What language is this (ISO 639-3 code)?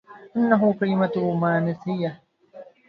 ara